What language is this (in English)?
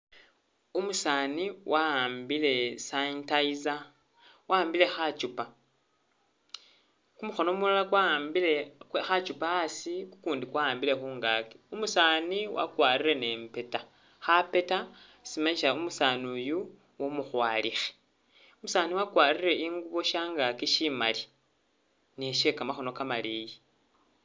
Masaaba